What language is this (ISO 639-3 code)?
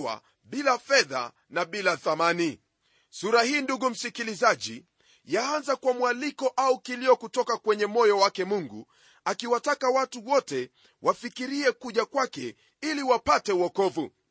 swa